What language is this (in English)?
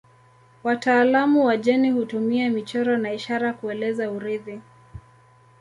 Swahili